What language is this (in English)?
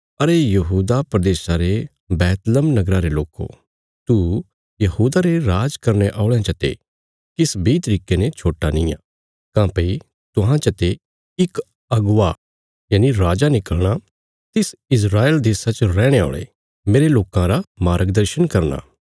Bilaspuri